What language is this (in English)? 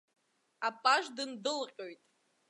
Abkhazian